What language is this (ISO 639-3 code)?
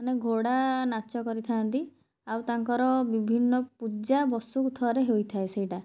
ori